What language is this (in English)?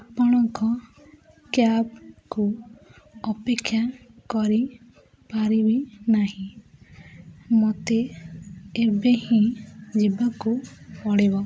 Odia